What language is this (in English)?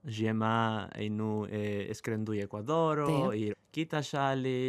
Lithuanian